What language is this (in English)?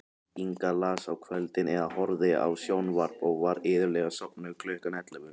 Icelandic